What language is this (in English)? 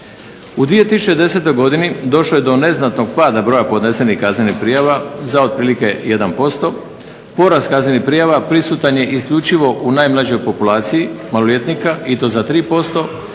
Croatian